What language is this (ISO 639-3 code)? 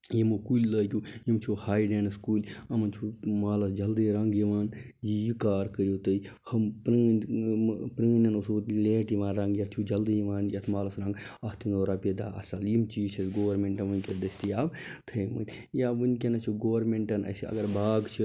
kas